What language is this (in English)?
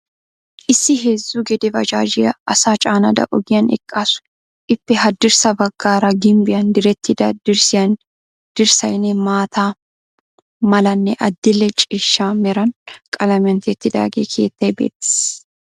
Wolaytta